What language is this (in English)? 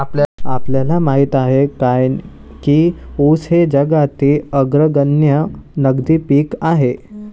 Marathi